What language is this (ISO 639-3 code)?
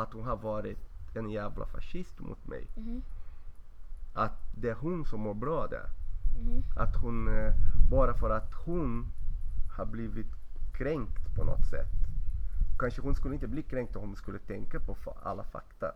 swe